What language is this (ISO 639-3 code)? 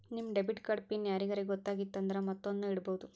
kan